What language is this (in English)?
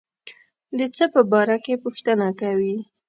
Pashto